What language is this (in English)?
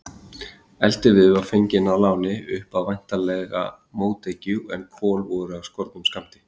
Icelandic